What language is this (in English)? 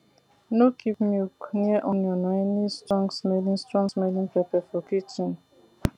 Nigerian Pidgin